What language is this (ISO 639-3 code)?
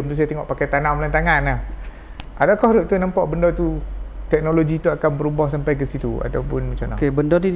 msa